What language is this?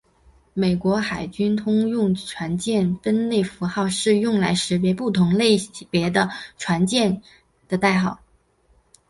Chinese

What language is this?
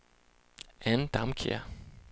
Danish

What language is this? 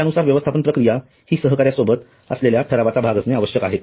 Marathi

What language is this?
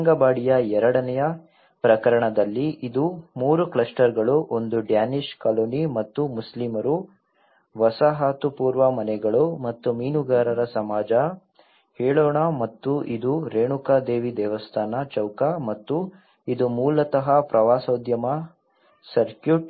Kannada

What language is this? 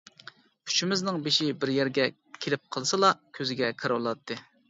Uyghur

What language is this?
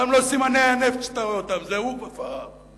Hebrew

